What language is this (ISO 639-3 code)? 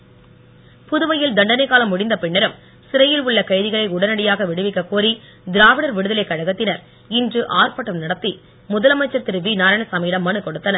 tam